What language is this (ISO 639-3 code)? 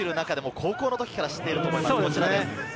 jpn